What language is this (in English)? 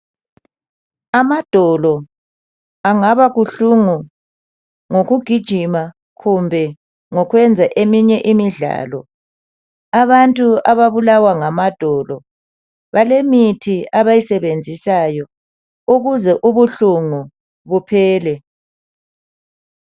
North Ndebele